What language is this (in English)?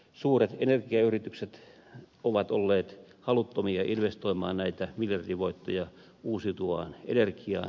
Finnish